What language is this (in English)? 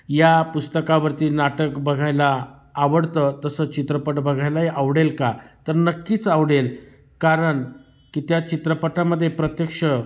Marathi